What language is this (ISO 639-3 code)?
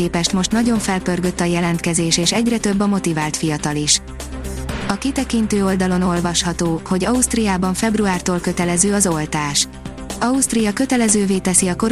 hun